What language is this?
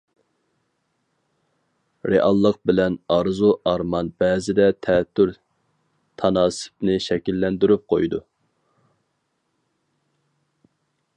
Uyghur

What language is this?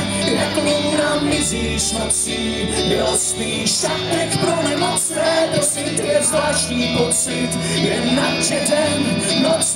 Slovak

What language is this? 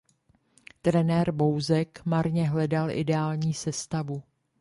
Czech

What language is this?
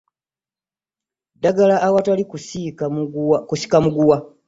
Ganda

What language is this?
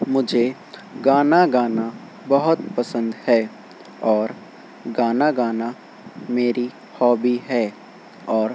Urdu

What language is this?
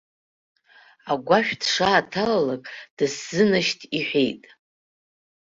Abkhazian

